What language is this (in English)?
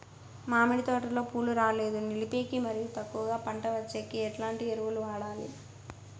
Telugu